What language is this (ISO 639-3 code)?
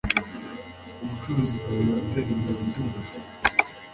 kin